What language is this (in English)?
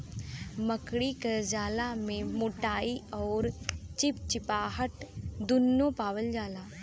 Bhojpuri